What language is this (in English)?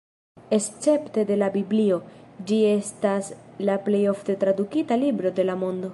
Esperanto